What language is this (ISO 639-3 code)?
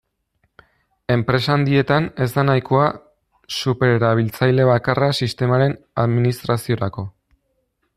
eus